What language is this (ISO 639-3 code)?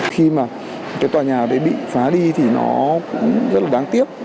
vie